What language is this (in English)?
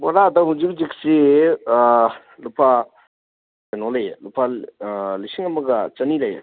Manipuri